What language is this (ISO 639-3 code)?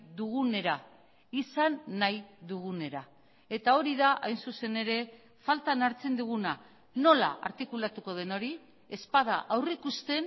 eus